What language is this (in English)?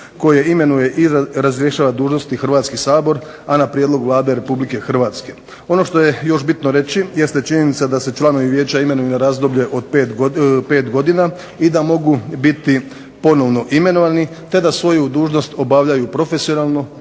Croatian